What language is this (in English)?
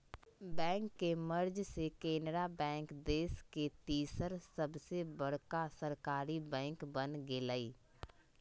Magahi